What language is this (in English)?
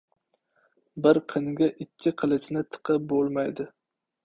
Uzbek